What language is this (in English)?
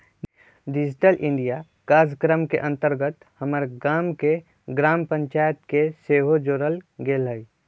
Magahi